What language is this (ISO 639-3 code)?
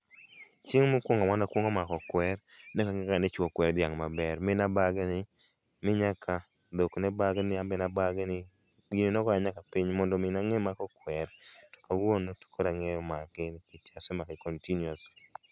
luo